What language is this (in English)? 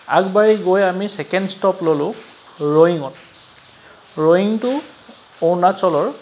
Assamese